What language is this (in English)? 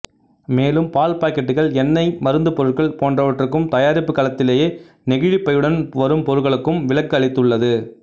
Tamil